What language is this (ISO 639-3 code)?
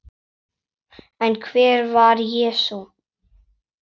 isl